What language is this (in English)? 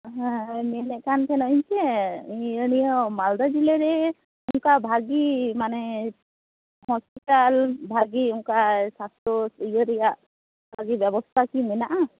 Santali